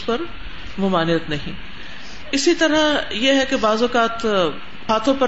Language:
Urdu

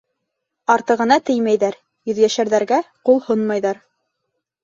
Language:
Bashkir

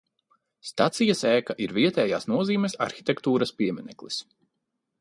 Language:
Latvian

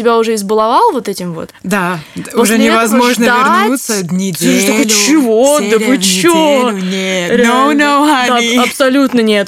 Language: Russian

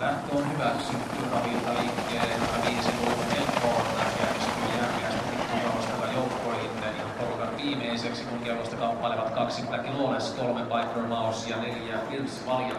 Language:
Finnish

